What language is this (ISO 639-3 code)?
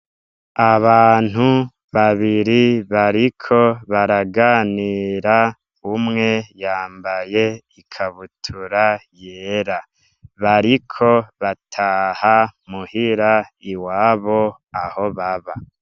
run